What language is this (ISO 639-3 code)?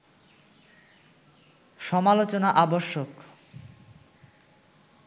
ben